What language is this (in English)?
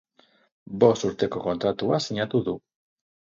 Basque